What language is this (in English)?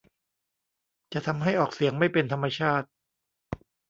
Thai